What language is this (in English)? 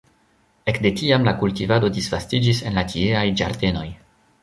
Esperanto